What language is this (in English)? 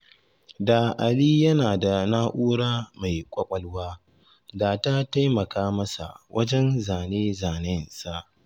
Hausa